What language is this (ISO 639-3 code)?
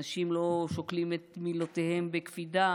heb